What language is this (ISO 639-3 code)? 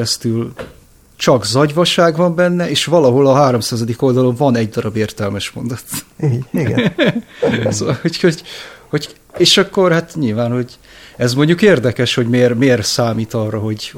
hun